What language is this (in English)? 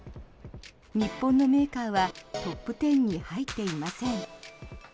Japanese